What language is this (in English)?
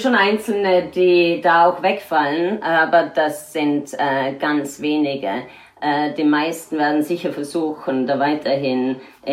German